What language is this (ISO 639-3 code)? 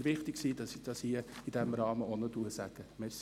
gsw